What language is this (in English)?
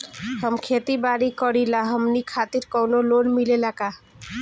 Bhojpuri